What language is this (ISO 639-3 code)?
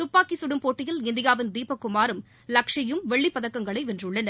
tam